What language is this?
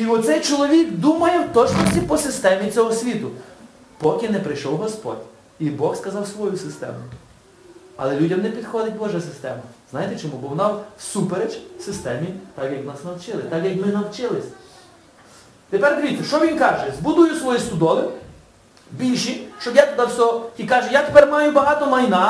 Ukrainian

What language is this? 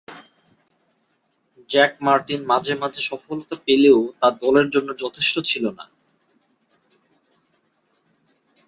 Bangla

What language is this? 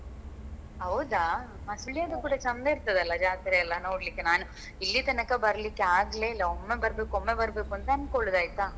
Kannada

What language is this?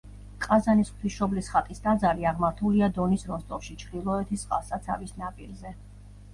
Georgian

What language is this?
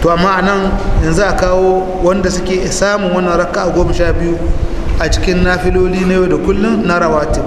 Arabic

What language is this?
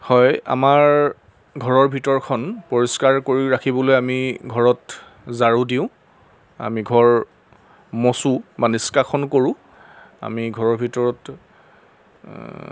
Assamese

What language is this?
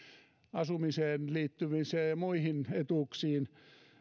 Finnish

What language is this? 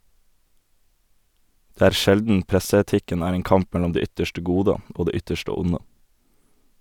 Norwegian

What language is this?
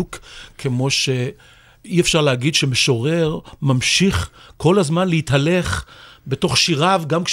Hebrew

